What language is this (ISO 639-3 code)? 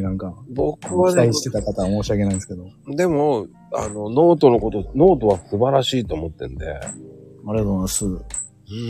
jpn